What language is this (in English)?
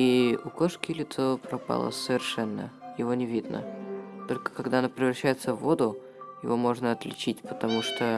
Russian